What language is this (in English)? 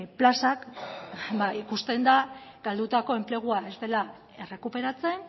Basque